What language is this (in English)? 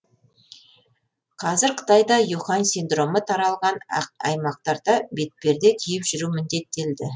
Kazakh